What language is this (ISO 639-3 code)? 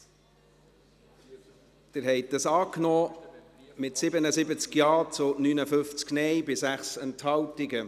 gsw